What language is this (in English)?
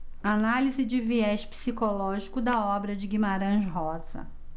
Portuguese